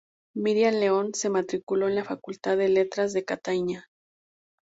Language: Spanish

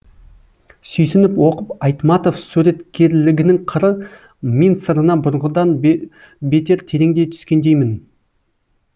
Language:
Kazakh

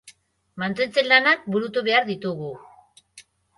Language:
Basque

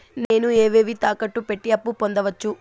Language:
Telugu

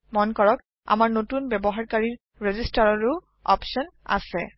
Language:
Assamese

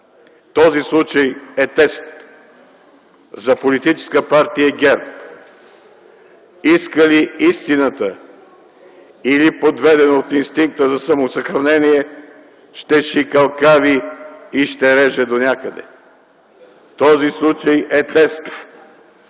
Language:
Bulgarian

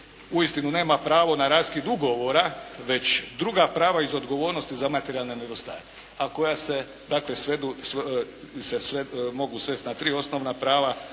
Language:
Croatian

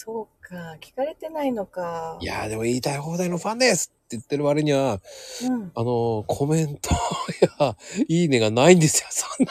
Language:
Japanese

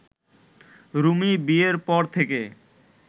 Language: Bangla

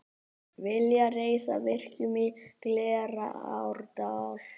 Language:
Icelandic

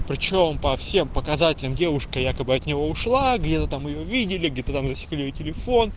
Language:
Russian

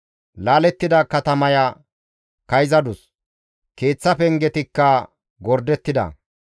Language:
Gamo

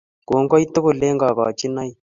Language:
Kalenjin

